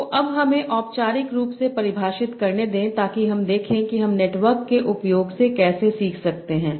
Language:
Hindi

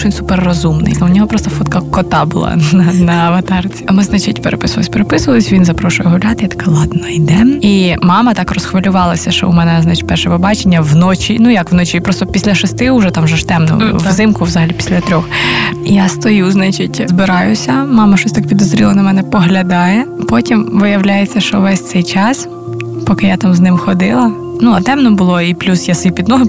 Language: Ukrainian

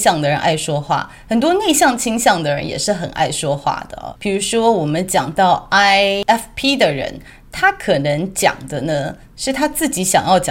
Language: Chinese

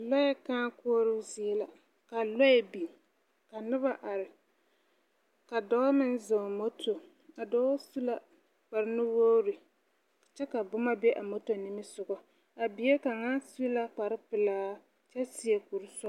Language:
Southern Dagaare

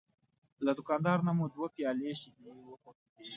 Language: Pashto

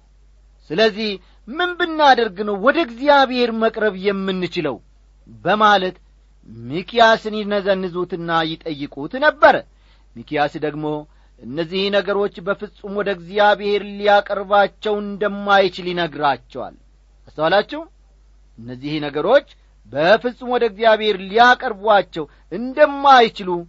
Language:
Amharic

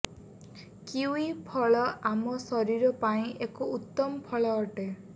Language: Odia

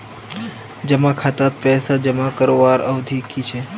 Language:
Magahi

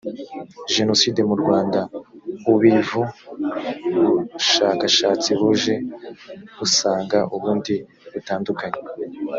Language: Kinyarwanda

